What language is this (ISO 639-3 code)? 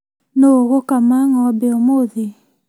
kik